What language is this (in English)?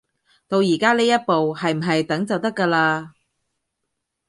Cantonese